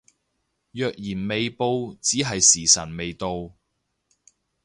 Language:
Cantonese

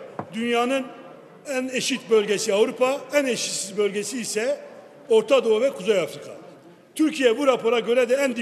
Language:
Turkish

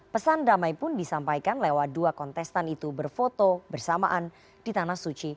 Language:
Indonesian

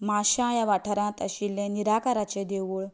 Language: Konkani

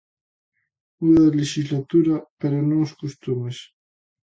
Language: Galician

